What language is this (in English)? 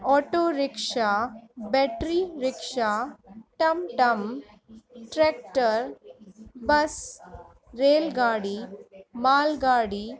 Sindhi